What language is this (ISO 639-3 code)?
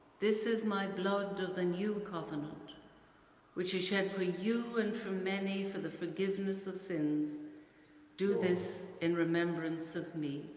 eng